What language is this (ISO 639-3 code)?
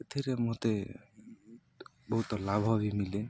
ori